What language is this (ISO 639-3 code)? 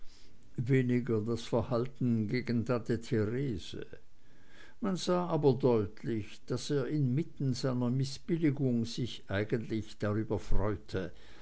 deu